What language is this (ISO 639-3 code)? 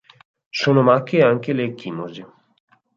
ita